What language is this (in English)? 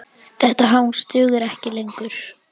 Icelandic